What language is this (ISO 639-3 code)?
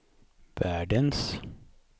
swe